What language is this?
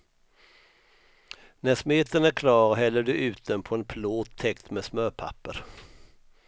Swedish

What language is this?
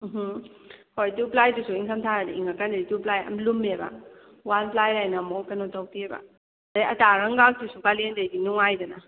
Manipuri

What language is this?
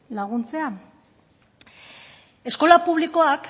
Basque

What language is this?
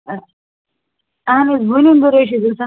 Kashmiri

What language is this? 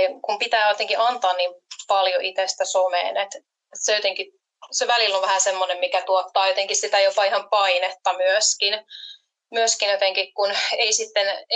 Finnish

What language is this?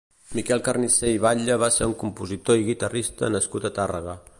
Catalan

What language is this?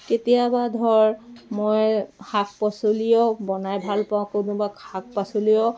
Assamese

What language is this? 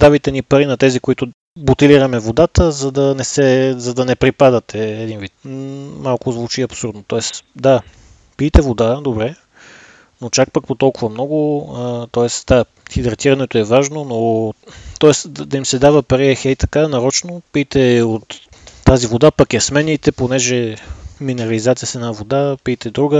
Bulgarian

